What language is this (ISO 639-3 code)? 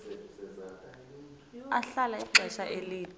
xho